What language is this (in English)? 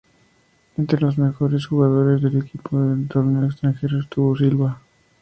Spanish